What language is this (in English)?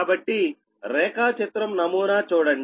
Telugu